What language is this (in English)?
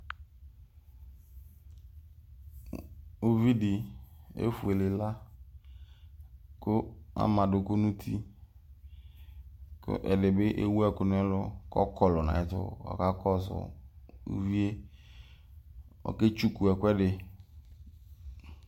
Ikposo